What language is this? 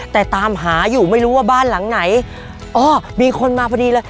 Thai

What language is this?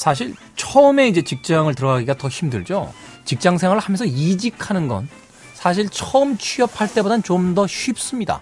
Korean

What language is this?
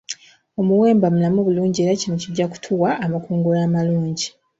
Ganda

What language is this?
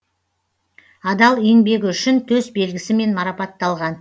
Kazakh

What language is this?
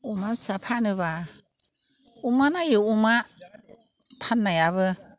Bodo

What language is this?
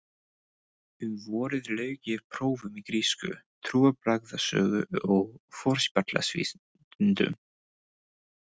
Icelandic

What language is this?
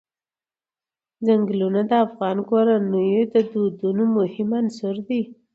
Pashto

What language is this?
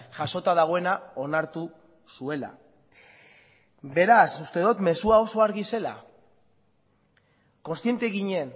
Basque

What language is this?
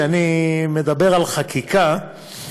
Hebrew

